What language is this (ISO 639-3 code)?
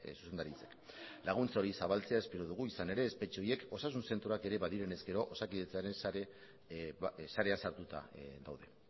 eus